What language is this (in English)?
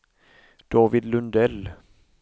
Swedish